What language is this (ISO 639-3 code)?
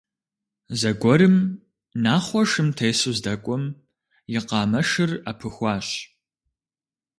kbd